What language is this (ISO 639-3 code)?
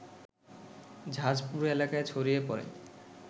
ben